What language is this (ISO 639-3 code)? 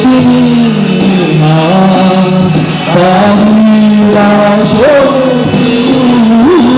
ind